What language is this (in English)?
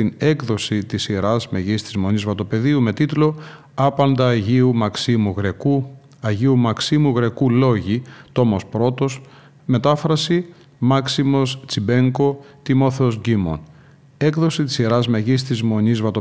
Greek